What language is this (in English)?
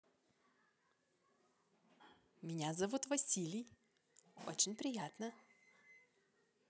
Russian